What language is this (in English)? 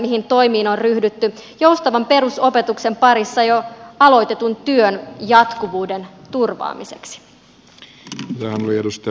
Finnish